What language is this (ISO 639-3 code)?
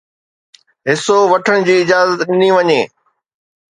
snd